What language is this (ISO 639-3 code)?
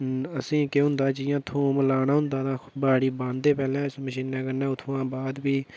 doi